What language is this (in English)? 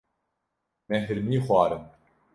Kurdish